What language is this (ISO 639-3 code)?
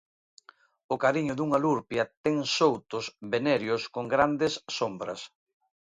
glg